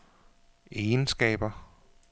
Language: Danish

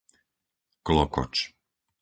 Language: Slovak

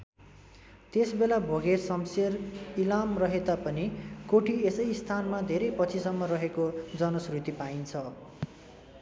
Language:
Nepali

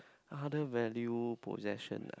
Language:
English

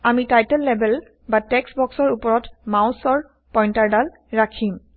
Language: Assamese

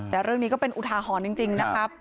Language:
Thai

